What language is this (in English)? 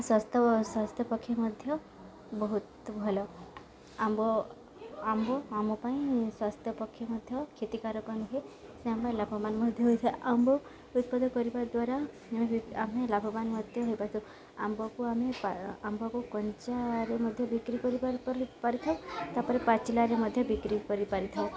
Odia